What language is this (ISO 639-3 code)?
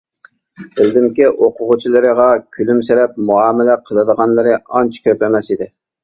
uig